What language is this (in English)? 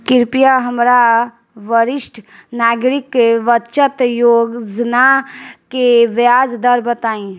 Bhojpuri